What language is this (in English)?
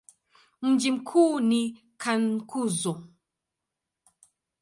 Swahili